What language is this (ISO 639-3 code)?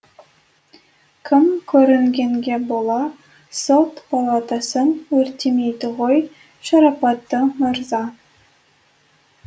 kaz